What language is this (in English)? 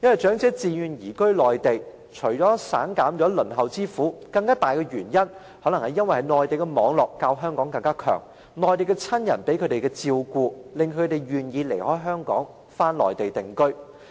Cantonese